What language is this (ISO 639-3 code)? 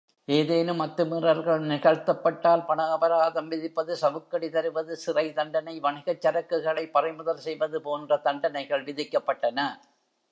tam